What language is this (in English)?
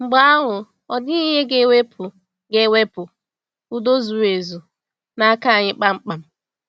Igbo